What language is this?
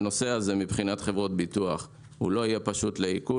Hebrew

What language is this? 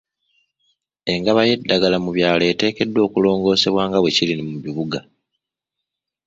Ganda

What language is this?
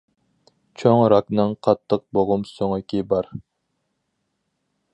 Uyghur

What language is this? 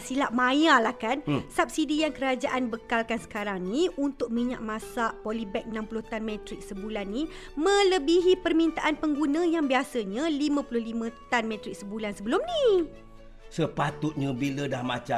Malay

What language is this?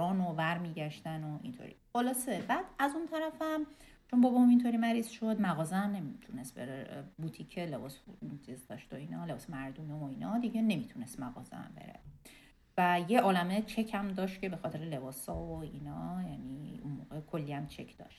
Persian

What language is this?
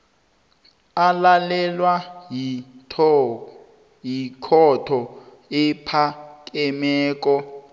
South Ndebele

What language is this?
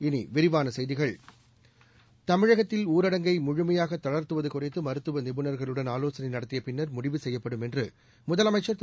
Tamil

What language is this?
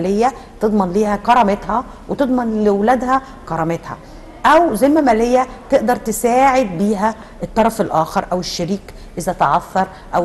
Arabic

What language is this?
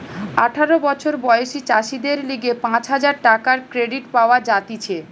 Bangla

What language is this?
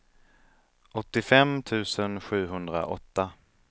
Swedish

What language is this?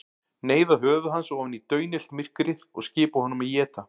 Icelandic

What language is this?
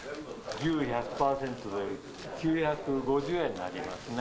Japanese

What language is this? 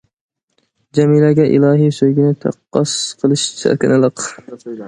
Uyghur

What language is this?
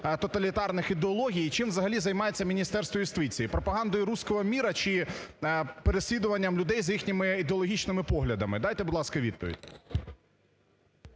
Ukrainian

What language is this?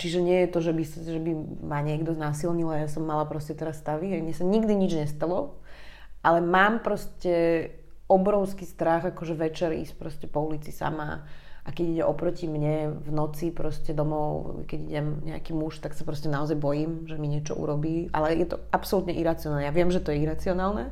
Slovak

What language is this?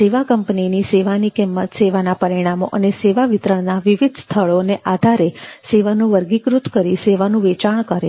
Gujarati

